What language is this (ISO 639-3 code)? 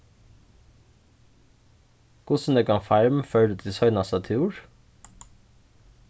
fao